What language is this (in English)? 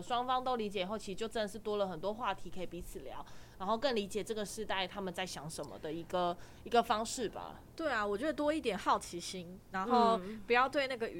Chinese